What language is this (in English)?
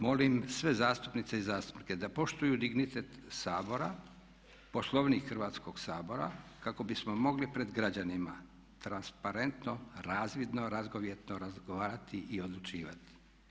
Croatian